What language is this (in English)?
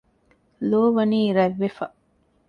Divehi